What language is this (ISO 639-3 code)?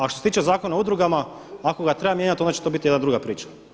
hrv